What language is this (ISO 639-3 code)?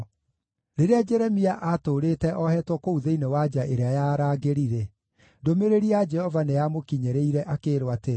kik